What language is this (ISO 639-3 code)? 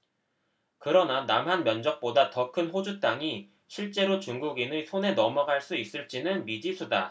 kor